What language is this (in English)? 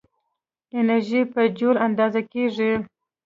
Pashto